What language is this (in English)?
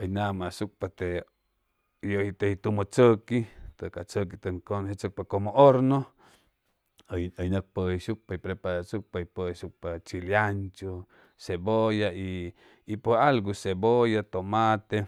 Chimalapa Zoque